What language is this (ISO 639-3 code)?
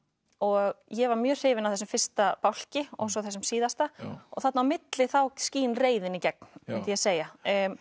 isl